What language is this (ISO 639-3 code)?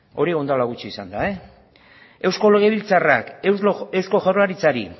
eus